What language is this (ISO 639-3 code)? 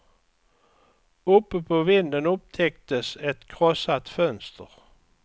swe